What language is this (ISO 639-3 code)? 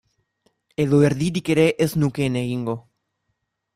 eus